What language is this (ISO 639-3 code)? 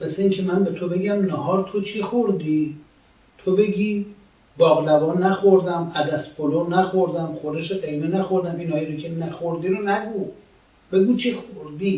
fas